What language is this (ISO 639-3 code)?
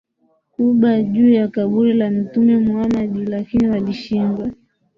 swa